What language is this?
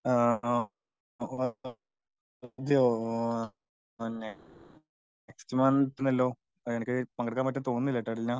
Malayalam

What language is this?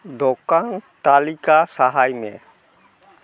Santali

